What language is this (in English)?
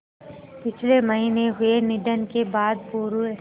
Hindi